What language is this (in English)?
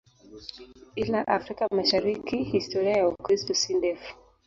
Swahili